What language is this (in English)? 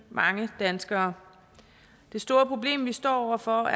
Danish